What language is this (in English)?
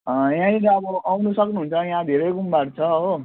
Nepali